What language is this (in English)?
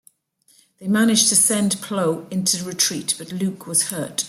English